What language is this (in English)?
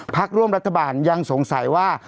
Thai